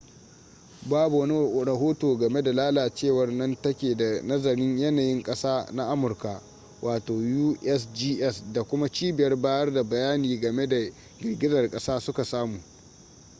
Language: Hausa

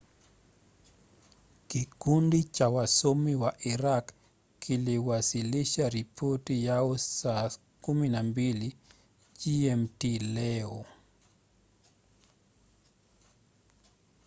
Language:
Swahili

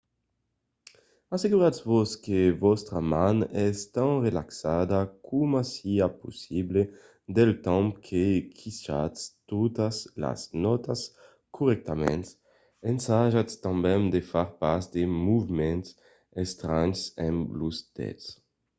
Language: Occitan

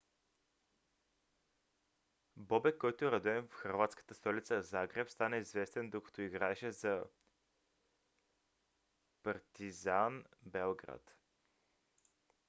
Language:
Bulgarian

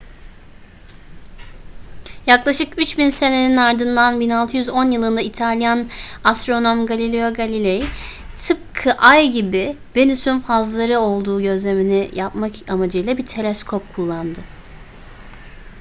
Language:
Turkish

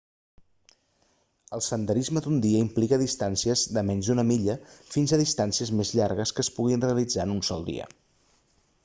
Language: Catalan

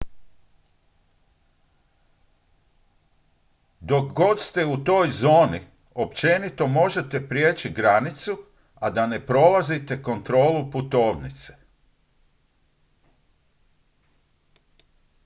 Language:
Croatian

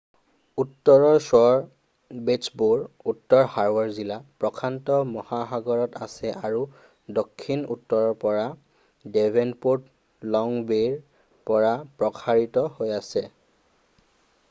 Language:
Assamese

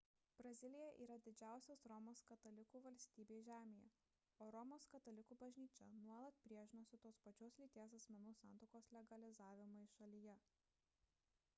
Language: Lithuanian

